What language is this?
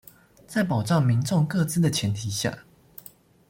Chinese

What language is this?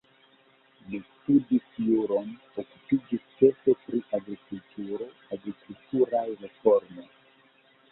Esperanto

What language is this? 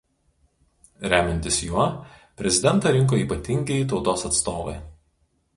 Lithuanian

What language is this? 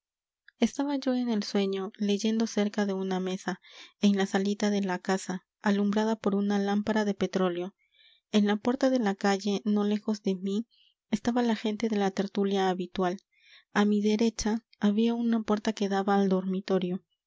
Spanish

